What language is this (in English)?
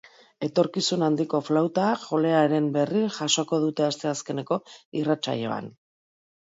Basque